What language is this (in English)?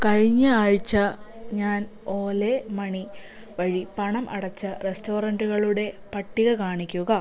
Malayalam